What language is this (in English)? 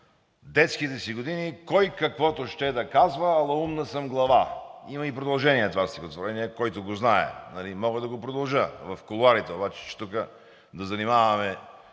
Bulgarian